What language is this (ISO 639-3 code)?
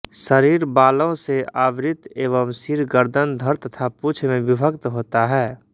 hin